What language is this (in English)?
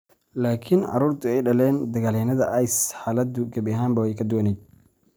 Somali